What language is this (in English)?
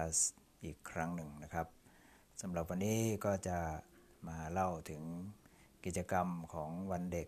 Thai